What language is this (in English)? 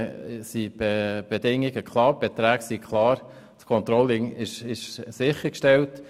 Swiss German